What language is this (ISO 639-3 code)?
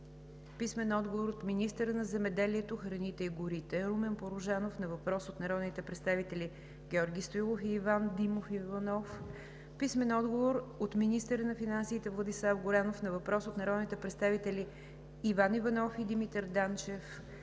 bul